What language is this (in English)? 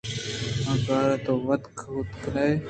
Eastern Balochi